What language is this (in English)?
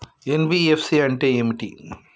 Telugu